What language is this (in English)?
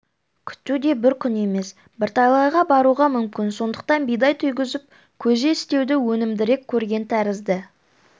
Kazakh